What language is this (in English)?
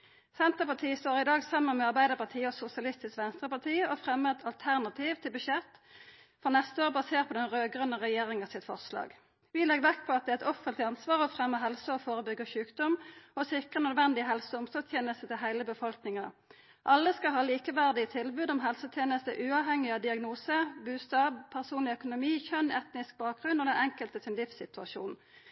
Norwegian Nynorsk